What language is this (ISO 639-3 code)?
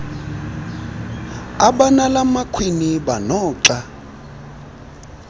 xho